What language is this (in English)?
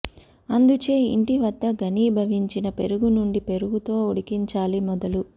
Telugu